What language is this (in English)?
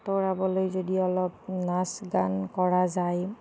Assamese